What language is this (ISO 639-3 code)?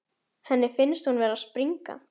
isl